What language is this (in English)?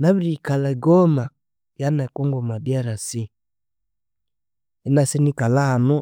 Konzo